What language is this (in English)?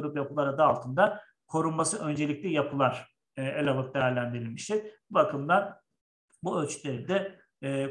Turkish